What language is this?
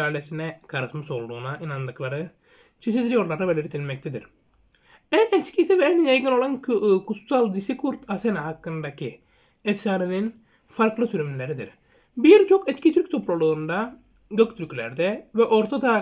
Turkish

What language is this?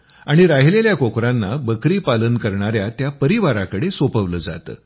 Marathi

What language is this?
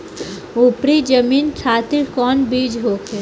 Bhojpuri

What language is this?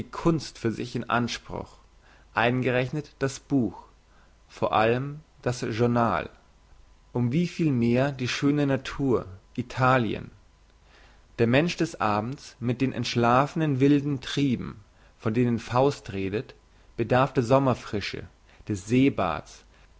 German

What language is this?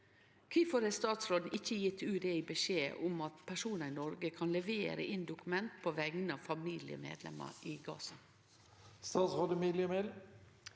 Norwegian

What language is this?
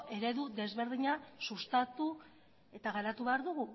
Basque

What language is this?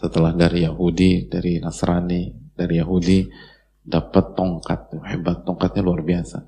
Indonesian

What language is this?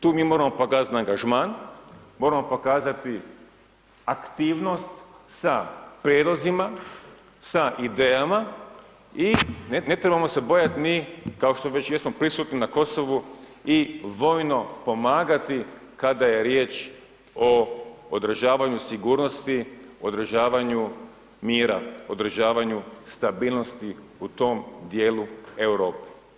Croatian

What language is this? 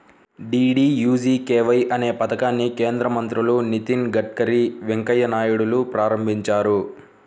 Telugu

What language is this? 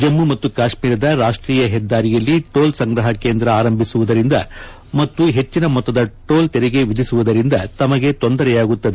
Kannada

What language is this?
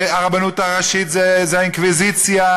Hebrew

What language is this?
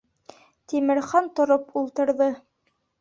Bashkir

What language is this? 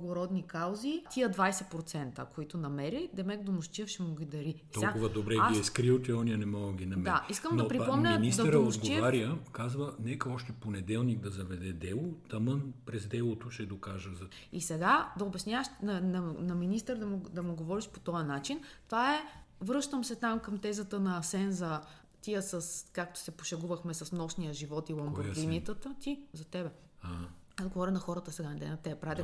Bulgarian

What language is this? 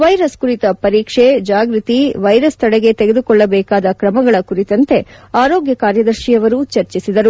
Kannada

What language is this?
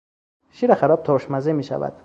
Persian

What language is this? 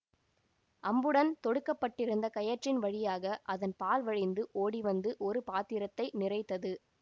Tamil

